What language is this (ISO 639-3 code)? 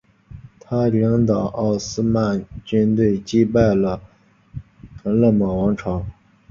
zho